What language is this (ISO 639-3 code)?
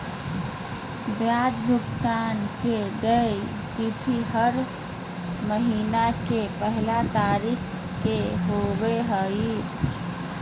mag